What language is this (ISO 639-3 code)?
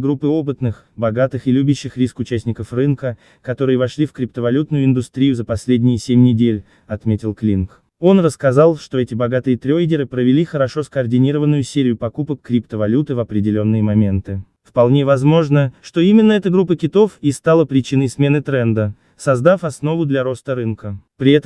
rus